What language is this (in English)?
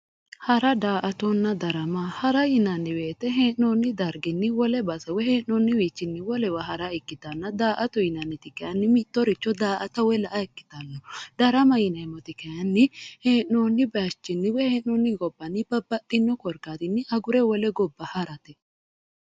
Sidamo